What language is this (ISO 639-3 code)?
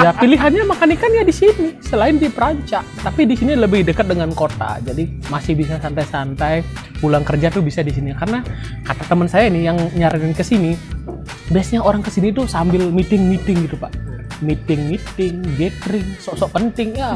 ind